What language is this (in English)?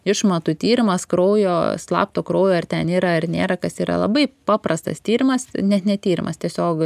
Lithuanian